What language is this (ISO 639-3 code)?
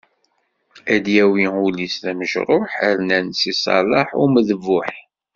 kab